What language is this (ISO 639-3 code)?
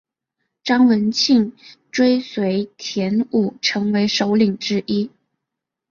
zho